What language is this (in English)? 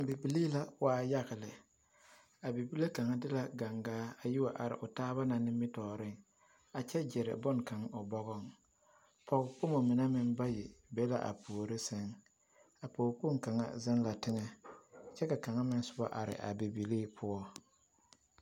Southern Dagaare